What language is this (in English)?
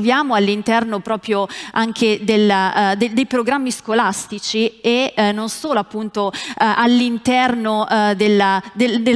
Italian